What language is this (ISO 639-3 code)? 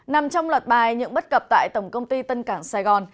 vie